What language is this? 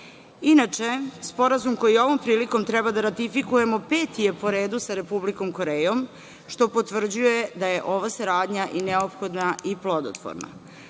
Serbian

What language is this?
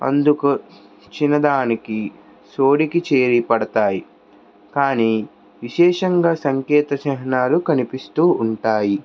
Telugu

